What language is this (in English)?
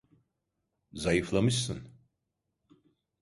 Turkish